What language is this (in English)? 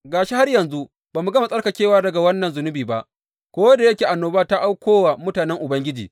Hausa